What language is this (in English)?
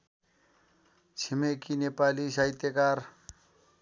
Nepali